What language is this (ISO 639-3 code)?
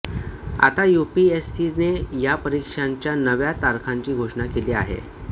mar